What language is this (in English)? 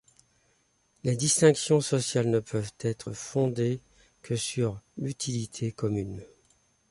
French